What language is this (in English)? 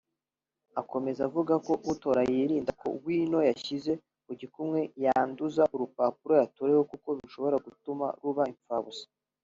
Kinyarwanda